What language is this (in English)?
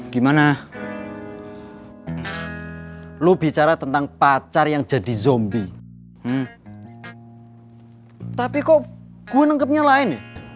Indonesian